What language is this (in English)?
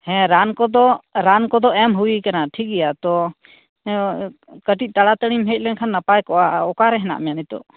Santali